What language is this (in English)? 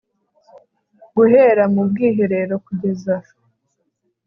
Kinyarwanda